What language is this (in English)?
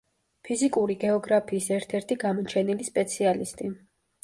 Georgian